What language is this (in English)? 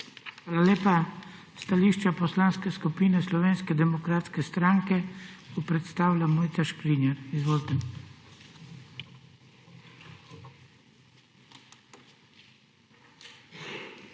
Slovenian